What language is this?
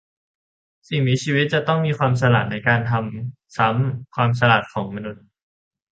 Thai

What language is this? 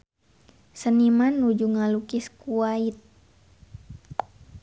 Sundanese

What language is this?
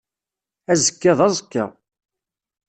Kabyle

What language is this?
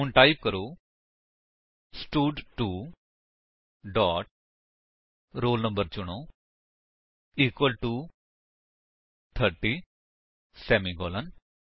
Punjabi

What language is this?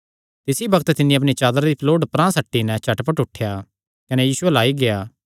Kangri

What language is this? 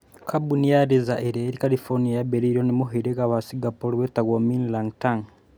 Kikuyu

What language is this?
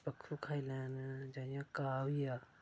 Dogri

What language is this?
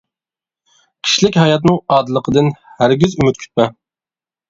Uyghur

